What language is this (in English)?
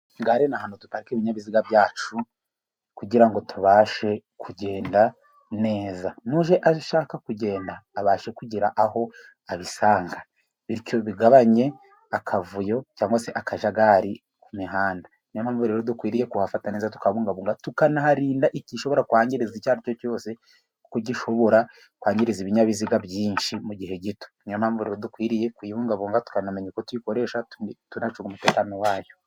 Kinyarwanda